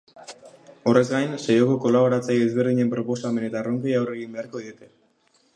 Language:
Basque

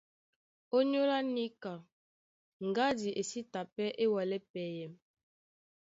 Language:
Duala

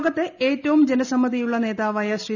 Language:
Malayalam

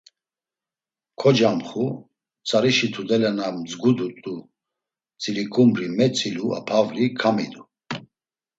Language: Laz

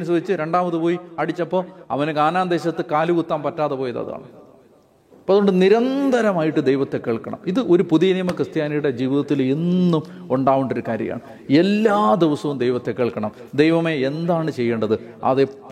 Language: Malayalam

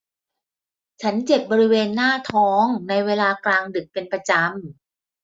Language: Thai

